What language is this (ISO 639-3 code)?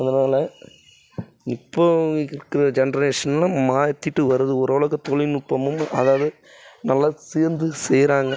tam